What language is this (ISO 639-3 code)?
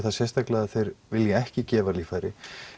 isl